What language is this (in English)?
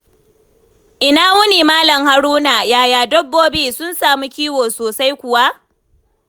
Hausa